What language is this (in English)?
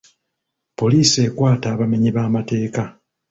Ganda